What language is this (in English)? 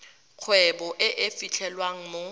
Tswana